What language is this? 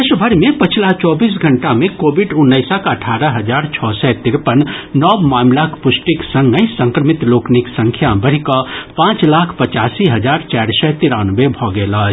Maithili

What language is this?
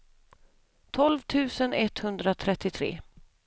Swedish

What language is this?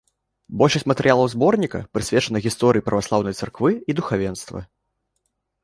Belarusian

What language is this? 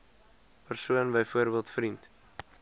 Afrikaans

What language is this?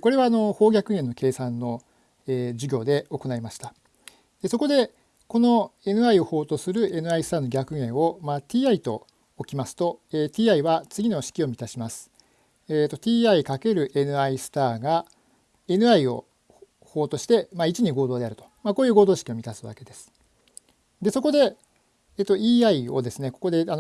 Japanese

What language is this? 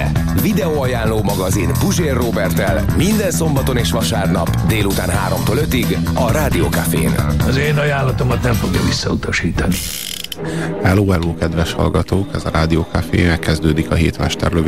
Hungarian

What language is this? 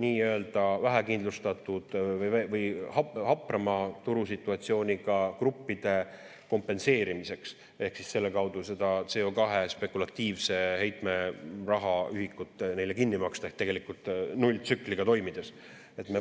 Estonian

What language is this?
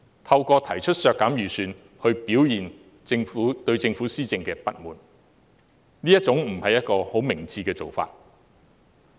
Cantonese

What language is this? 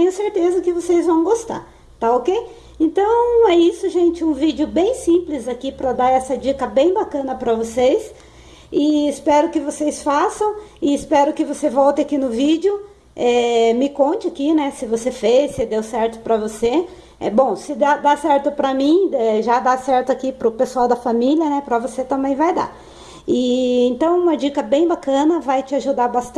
Portuguese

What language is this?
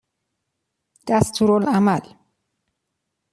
Persian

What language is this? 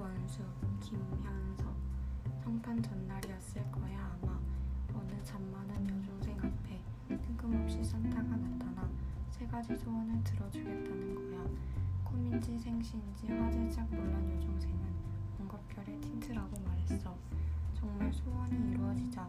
Korean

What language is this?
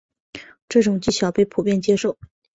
Chinese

